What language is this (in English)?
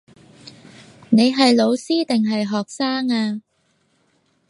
Cantonese